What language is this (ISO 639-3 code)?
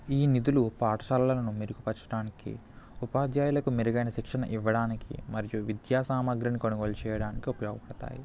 tel